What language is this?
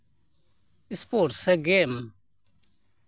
Santali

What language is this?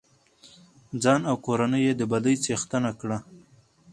Pashto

